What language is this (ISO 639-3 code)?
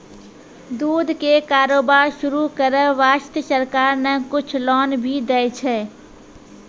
mai